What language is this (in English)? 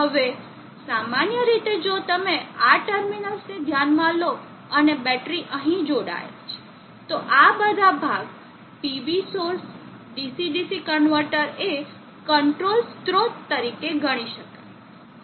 Gujarati